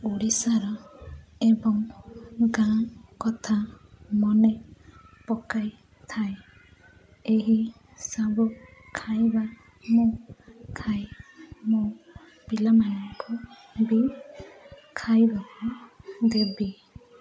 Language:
Odia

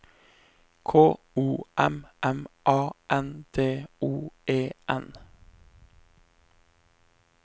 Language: Norwegian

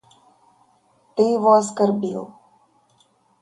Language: Russian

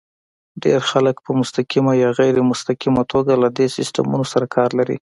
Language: Pashto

